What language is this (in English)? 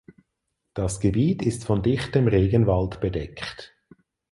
German